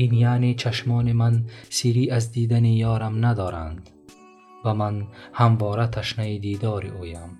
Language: Persian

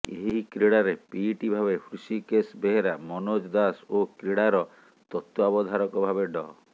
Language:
Odia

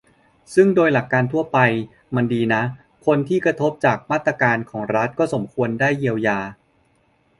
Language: Thai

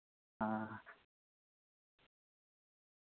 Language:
Santali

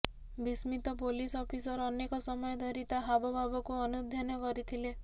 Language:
Odia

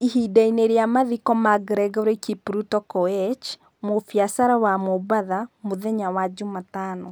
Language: Kikuyu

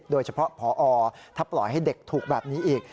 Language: Thai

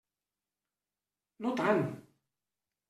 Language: Catalan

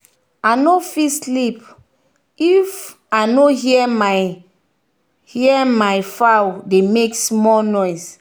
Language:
Nigerian Pidgin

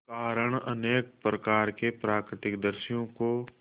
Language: Hindi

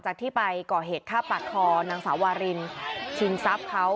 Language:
Thai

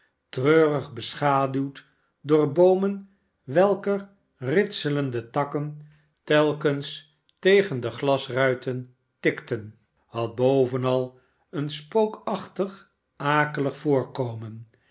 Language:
Dutch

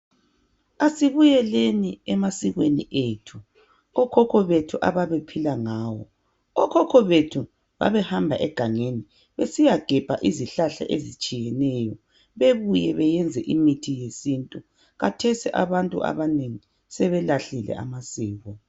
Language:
North Ndebele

